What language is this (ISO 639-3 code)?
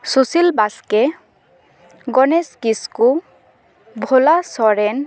sat